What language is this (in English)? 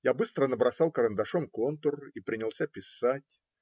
Russian